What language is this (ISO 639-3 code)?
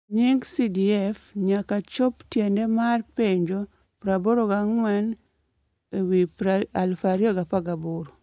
luo